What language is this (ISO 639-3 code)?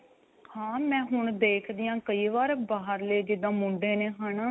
pan